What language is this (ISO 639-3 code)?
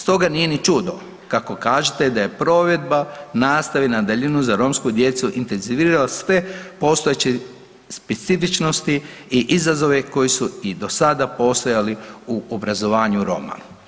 hrv